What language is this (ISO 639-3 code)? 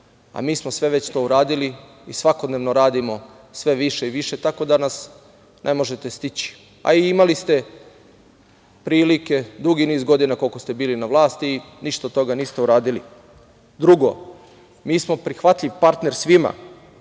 srp